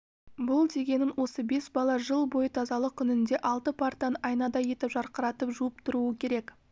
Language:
Kazakh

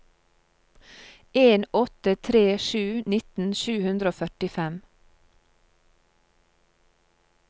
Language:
Norwegian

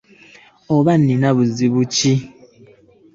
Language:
Ganda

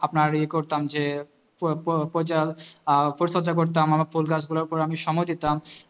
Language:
Bangla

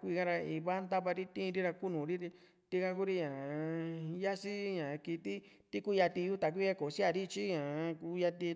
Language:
Juxtlahuaca Mixtec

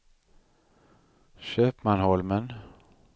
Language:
Swedish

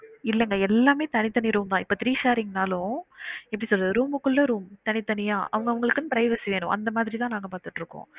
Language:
Tamil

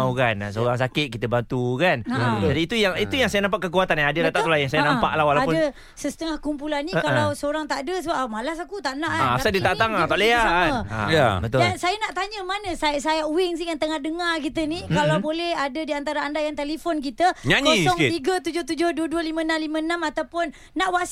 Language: Malay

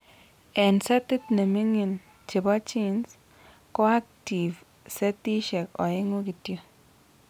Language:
Kalenjin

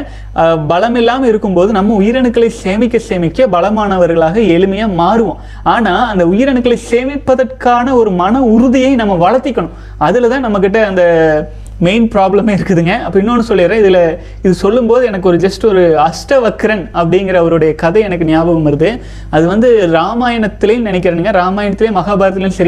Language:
Tamil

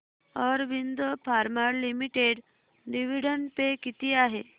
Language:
Marathi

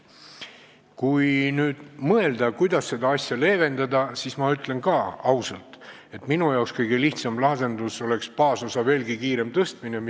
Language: Estonian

